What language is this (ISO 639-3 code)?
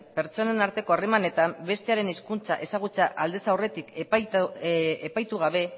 eus